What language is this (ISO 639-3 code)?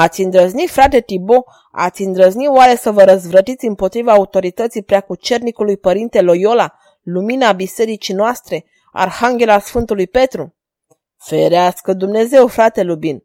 ron